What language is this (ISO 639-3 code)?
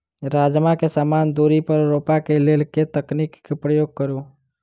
mai